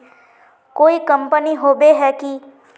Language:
Magahi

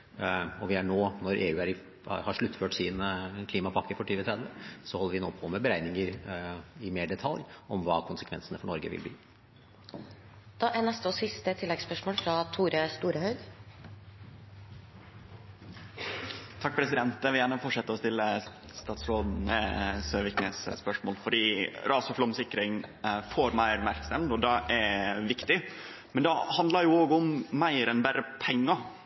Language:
Norwegian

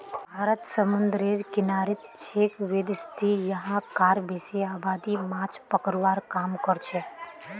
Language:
Magahi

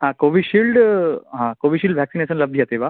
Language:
Sanskrit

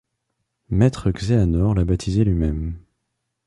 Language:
French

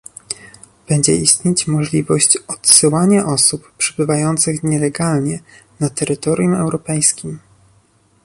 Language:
Polish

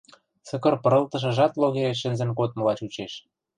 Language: Western Mari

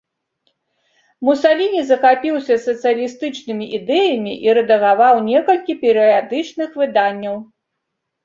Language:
Belarusian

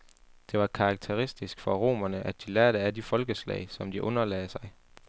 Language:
Danish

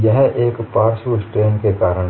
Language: Hindi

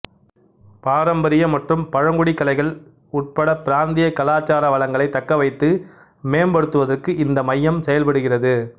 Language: Tamil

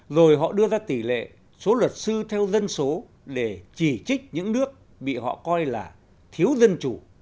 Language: Vietnamese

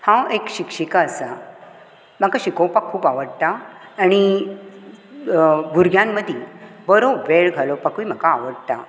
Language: Konkani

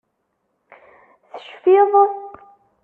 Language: Kabyle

